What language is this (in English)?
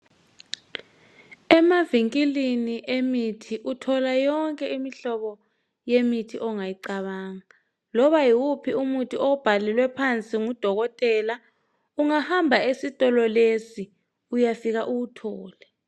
North Ndebele